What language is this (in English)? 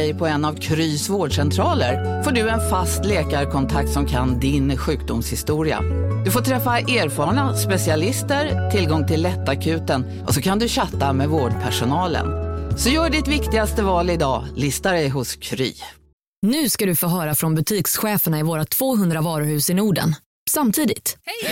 Swedish